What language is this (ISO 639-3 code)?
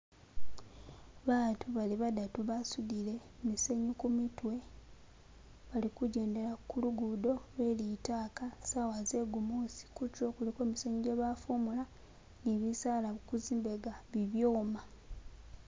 myx